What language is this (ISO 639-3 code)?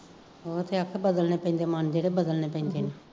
pan